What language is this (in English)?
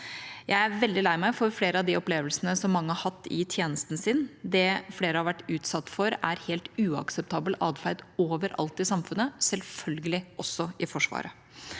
Norwegian